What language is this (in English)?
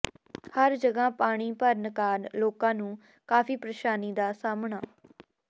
Punjabi